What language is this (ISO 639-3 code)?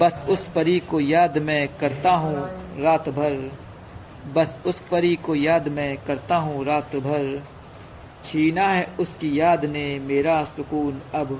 hin